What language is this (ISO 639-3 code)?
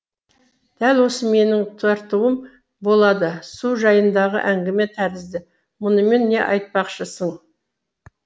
kaz